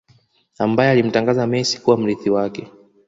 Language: Swahili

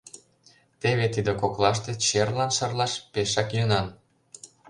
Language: Mari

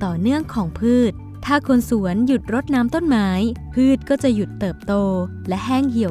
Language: Thai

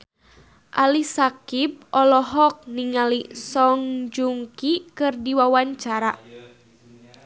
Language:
Sundanese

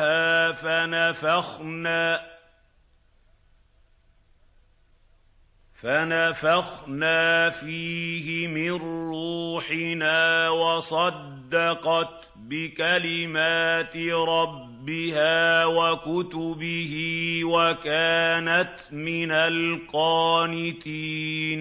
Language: Arabic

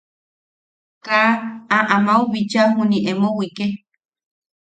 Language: Yaqui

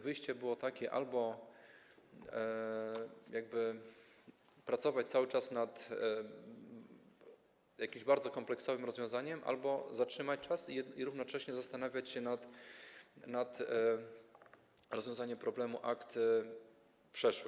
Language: Polish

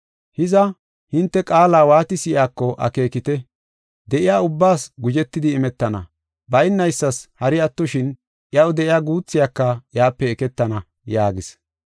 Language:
Gofa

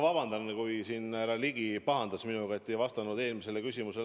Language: Estonian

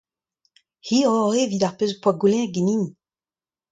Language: Breton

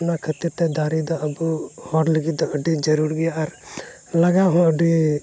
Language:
Santali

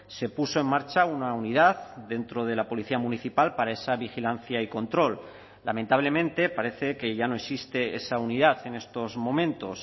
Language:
Spanish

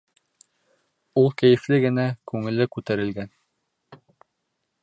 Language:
Bashkir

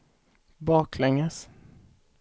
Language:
Swedish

